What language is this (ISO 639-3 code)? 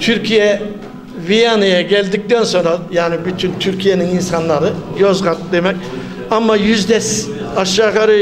tur